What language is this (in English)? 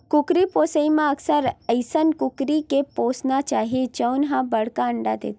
Chhattisgarhi